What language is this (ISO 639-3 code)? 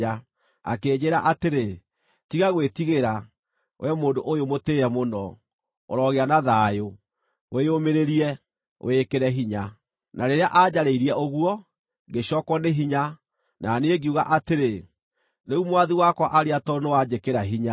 kik